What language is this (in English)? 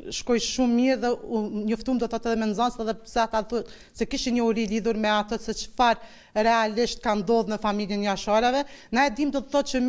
Romanian